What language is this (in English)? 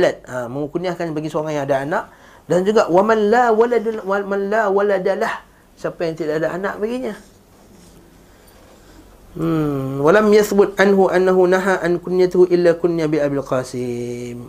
Malay